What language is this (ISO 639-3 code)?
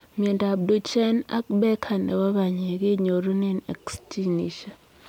kln